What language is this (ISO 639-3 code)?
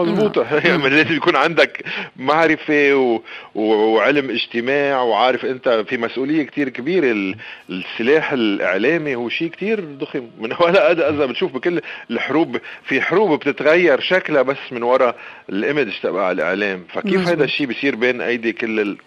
ara